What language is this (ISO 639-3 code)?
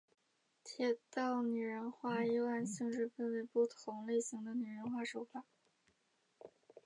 zho